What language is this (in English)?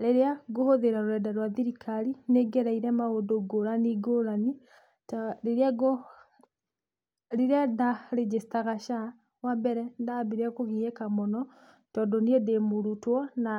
Kikuyu